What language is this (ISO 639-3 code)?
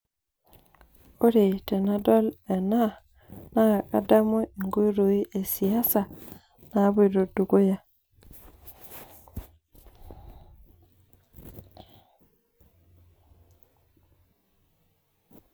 mas